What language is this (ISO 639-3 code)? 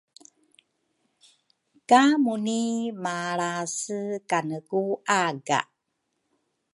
dru